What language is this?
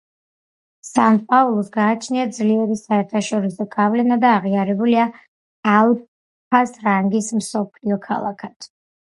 Georgian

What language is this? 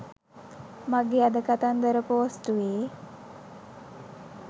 Sinhala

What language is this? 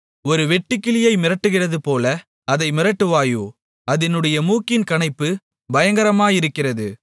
Tamil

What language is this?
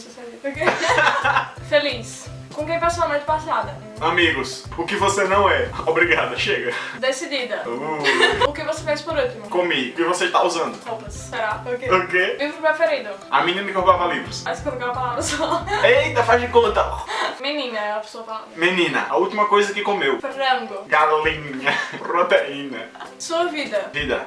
Portuguese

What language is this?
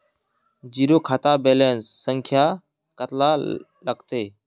Magahi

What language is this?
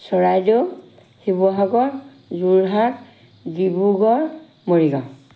Assamese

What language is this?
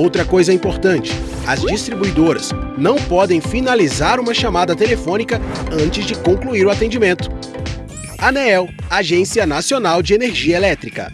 Portuguese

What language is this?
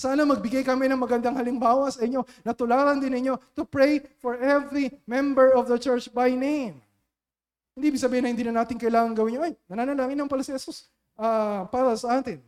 Filipino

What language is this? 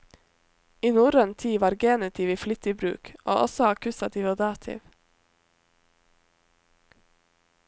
Norwegian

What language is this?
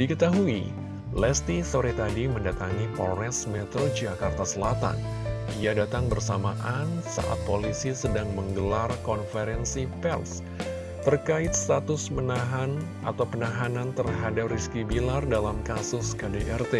Indonesian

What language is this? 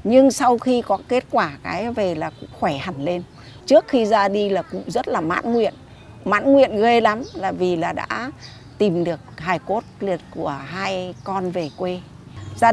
Vietnamese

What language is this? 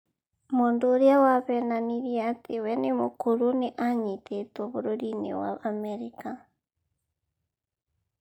Kikuyu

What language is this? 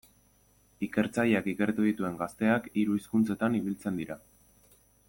Basque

